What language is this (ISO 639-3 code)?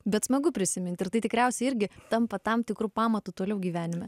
lit